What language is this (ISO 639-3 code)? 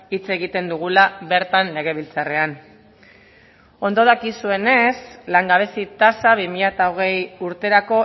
eus